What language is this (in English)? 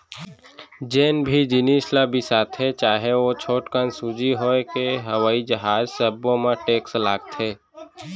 Chhattisgarhi